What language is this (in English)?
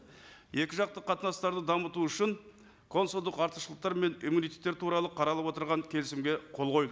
Kazakh